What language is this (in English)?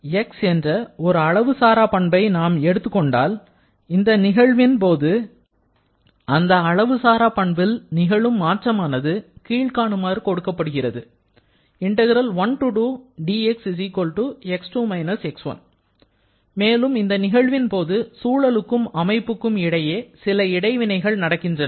Tamil